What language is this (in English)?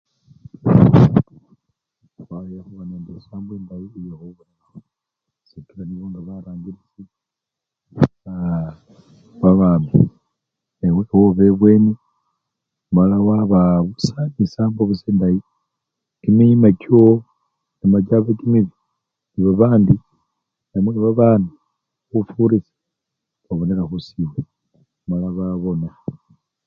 Luyia